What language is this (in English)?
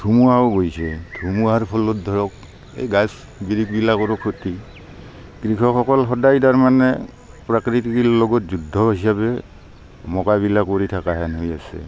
Assamese